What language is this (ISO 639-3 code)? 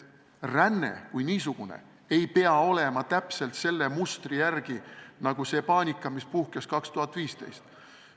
est